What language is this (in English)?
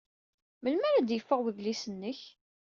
Kabyle